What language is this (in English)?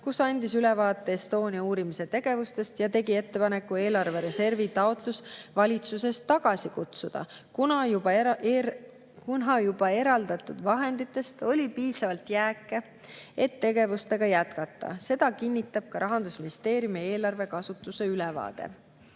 Estonian